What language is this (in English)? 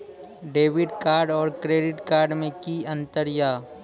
Maithili